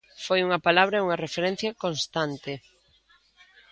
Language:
Galician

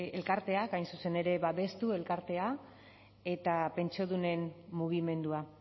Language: Basque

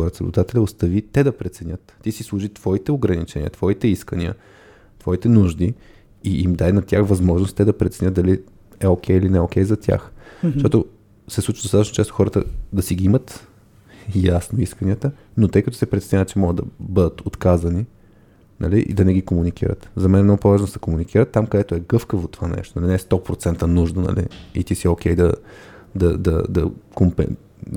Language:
Bulgarian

